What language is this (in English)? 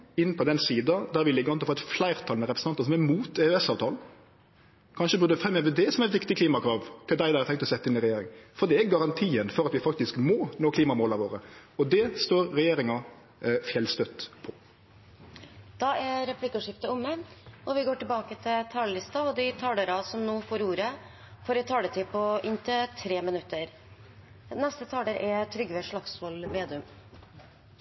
Norwegian